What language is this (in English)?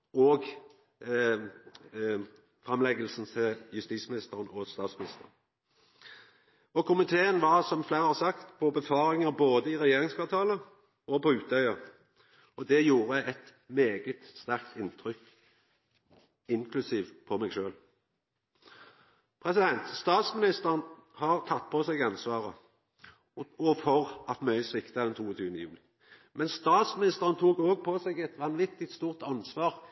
Norwegian Nynorsk